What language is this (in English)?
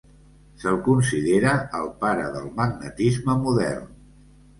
Catalan